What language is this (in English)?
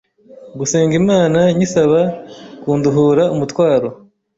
Kinyarwanda